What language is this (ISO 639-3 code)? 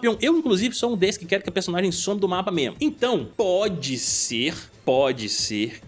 por